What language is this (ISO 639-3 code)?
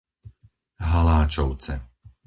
slk